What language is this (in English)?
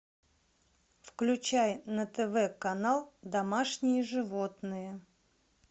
Russian